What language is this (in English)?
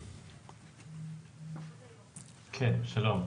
Hebrew